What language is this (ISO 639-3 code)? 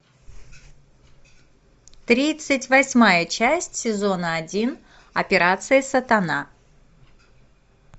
rus